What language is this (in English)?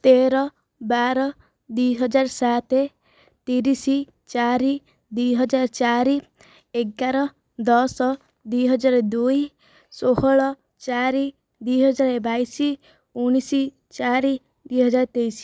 Odia